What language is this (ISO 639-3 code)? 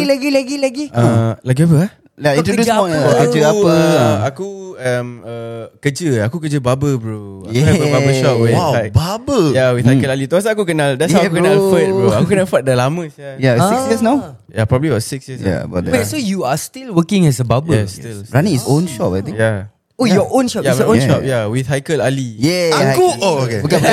msa